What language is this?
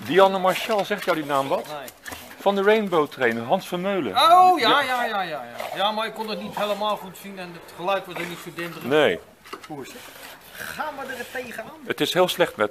Dutch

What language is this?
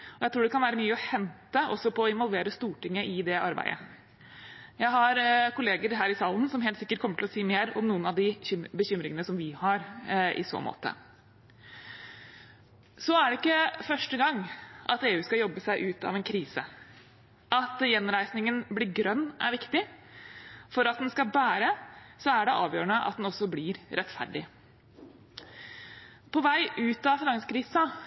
Norwegian Bokmål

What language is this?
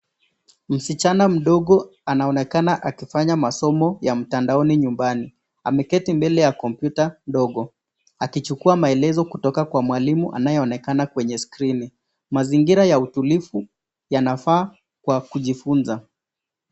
Swahili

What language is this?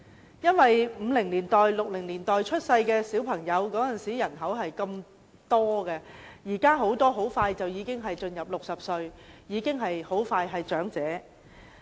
Cantonese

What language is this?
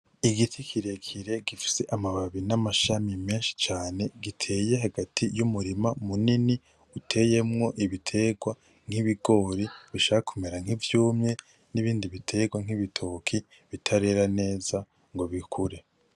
Rundi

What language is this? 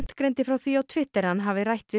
Icelandic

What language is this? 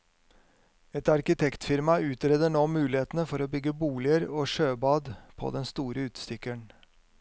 Norwegian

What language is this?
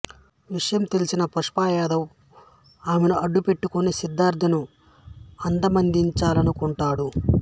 Telugu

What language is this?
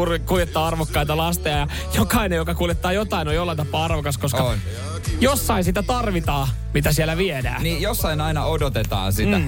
Finnish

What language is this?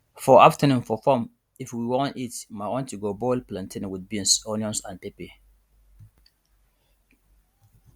Nigerian Pidgin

